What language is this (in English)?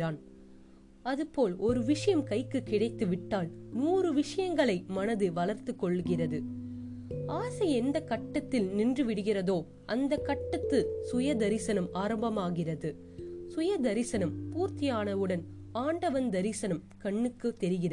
Tamil